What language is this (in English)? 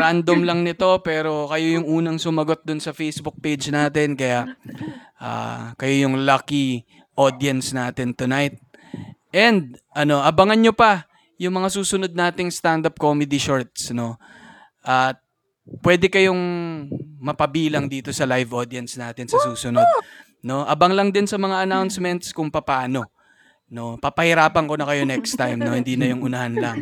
Filipino